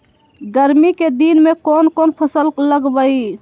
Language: Magahi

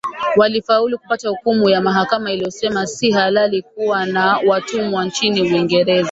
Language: Swahili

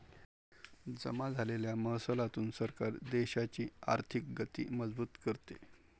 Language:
Marathi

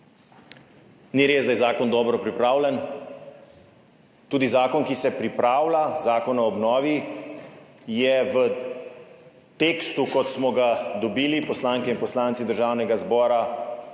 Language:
Slovenian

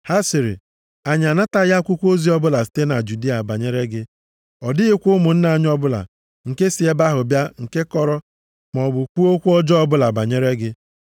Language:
Igbo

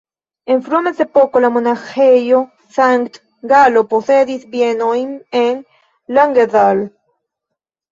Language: Esperanto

